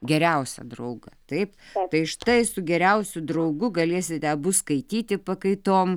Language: Lithuanian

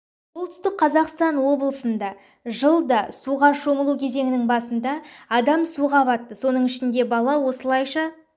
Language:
Kazakh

